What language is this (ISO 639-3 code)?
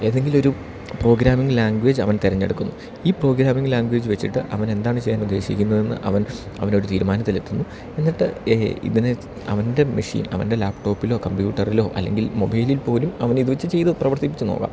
mal